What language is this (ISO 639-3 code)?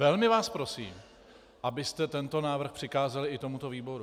ces